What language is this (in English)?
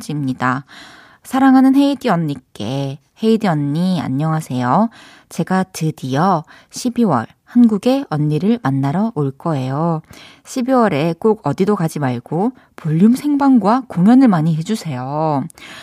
Korean